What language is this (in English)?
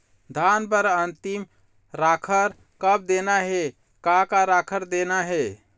Chhattisgarhi